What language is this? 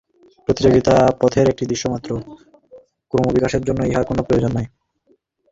Bangla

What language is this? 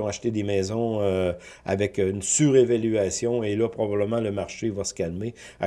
French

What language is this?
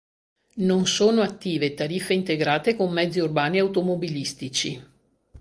Italian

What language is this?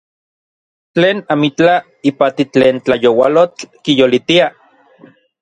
Orizaba Nahuatl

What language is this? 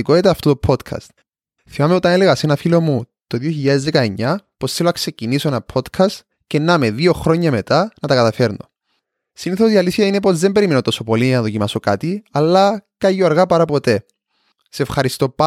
Greek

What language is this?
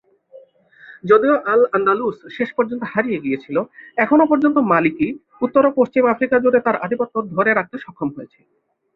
Bangla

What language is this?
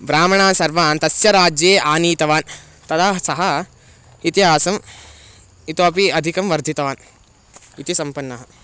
Sanskrit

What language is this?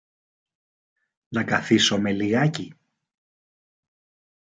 Greek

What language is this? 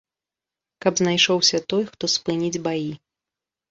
Belarusian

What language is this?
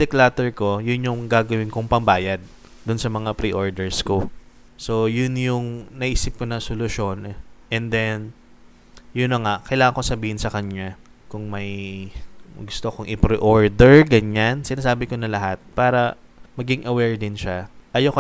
Filipino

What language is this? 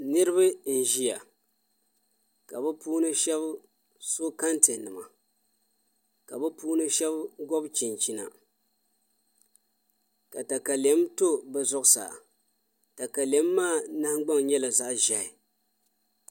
Dagbani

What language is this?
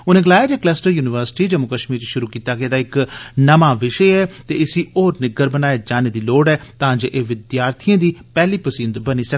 Dogri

